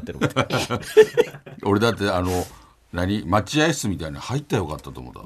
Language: Japanese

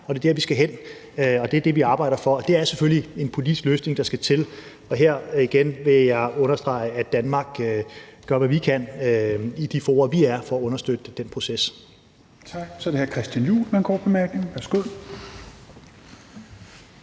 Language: Danish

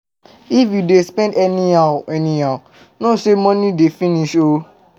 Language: Nigerian Pidgin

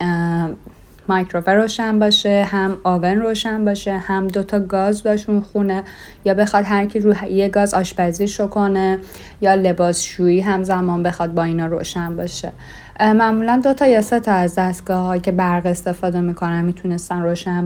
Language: Persian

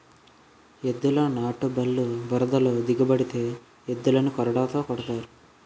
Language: Telugu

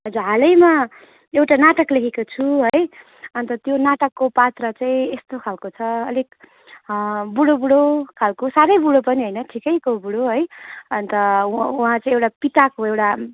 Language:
Nepali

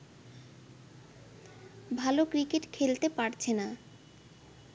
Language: Bangla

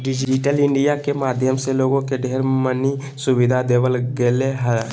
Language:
Magahi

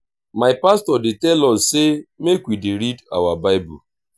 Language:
Nigerian Pidgin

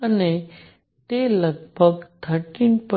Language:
Gujarati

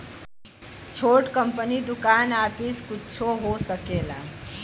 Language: Bhojpuri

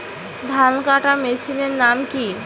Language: Bangla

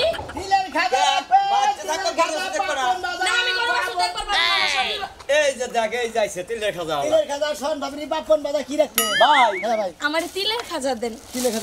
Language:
Arabic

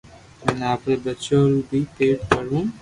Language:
Loarki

